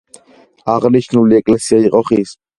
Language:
Georgian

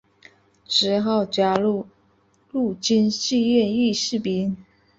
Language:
Chinese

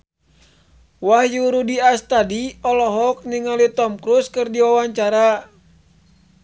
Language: Sundanese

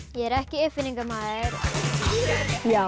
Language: Icelandic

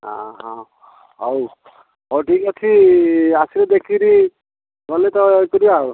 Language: Odia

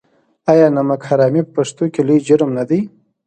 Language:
Pashto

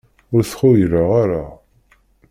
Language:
Kabyle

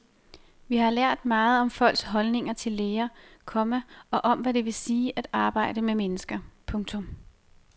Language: Danish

